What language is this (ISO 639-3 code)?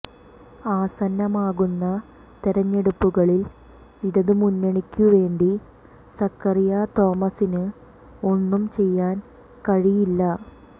mal